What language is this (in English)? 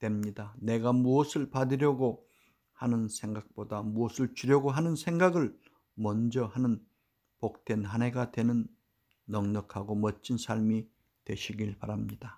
Korean